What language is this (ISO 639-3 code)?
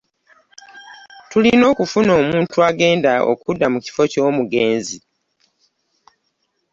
lug